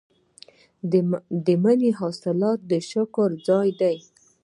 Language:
Pashto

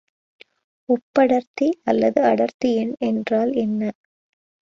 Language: Tamil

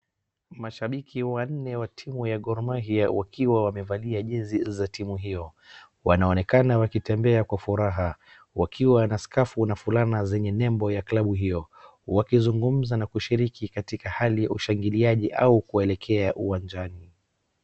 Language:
Swahili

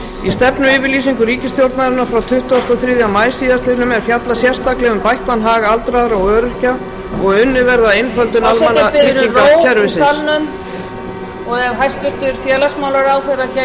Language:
Icelandic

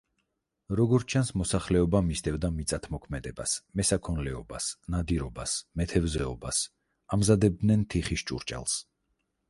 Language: Georgian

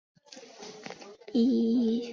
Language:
Chinese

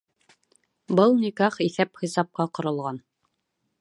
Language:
Bashkir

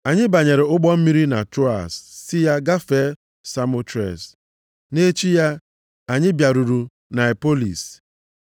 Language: Igbo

